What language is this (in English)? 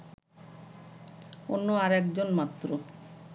Bangla